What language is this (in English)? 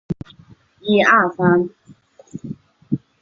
Chinese